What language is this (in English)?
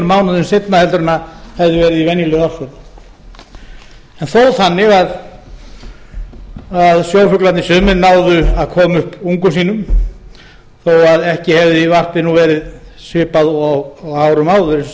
Icelandic